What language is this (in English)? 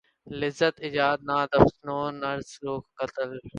Urdu